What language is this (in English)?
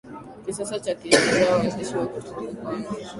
Swahili